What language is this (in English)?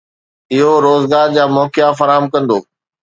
Sindhi